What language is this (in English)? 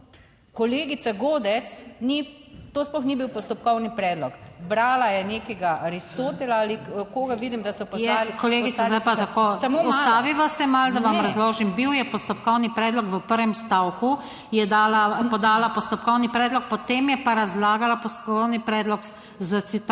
Slovenian